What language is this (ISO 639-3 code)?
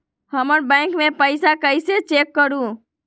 mag